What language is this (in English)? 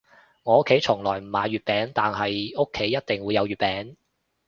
Cantonese